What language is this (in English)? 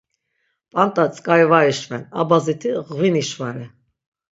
Laz